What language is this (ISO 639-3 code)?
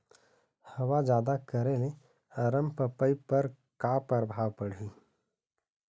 hne